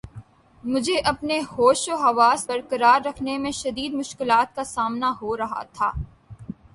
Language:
Urdu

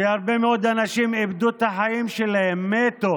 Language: Hebrew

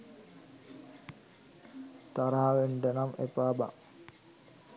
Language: Sinhala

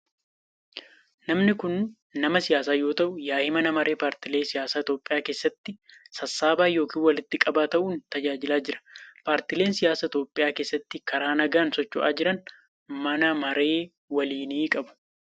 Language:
Oromo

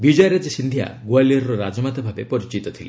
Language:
Odia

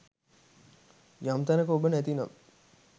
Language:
Sinhala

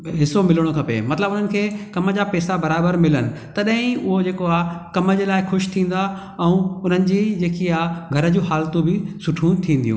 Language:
Sindhi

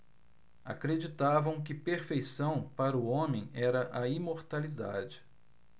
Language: Portuguese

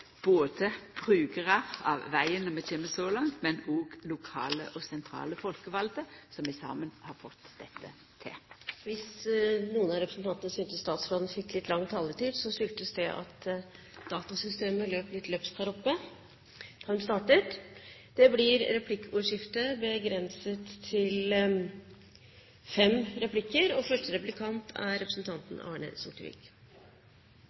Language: Norwegian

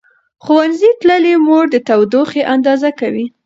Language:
Pashto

